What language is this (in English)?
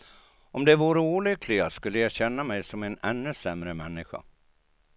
Swedish